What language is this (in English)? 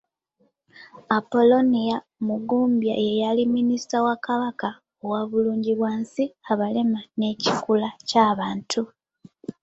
Ganda